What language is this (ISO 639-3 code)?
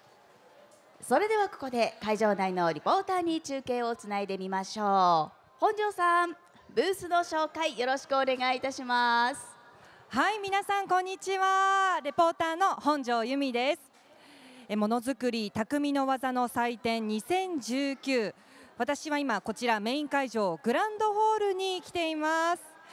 jpn